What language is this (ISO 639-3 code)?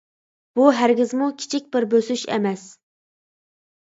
uig